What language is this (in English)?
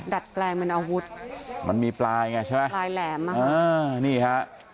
Thai